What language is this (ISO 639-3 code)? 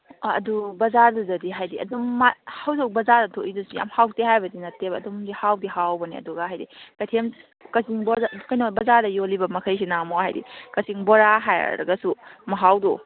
mni